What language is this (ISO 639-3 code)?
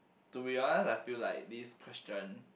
eng